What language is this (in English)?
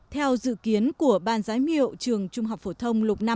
Vietnamese